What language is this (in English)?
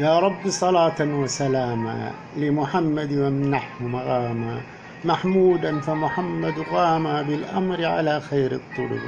Arabic